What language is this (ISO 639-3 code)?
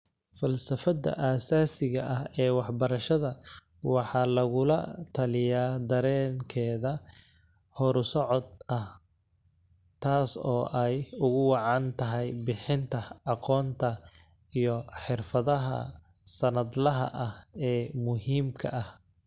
som